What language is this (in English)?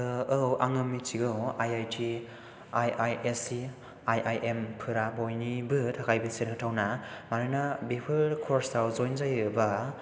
Bodo